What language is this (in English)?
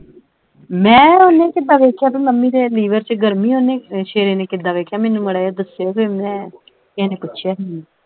Punjabi